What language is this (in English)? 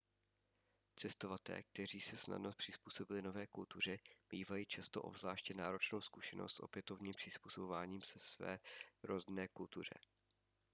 Czech